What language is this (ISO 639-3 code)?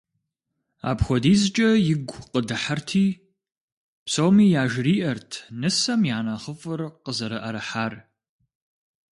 kbd